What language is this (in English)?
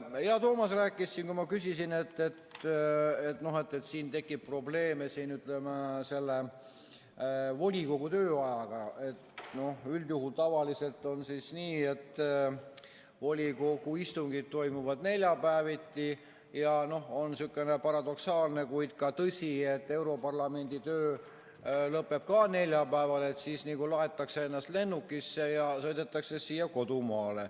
Estonian